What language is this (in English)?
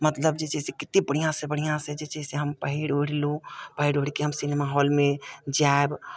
Maithili